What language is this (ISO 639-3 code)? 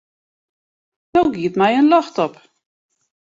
fry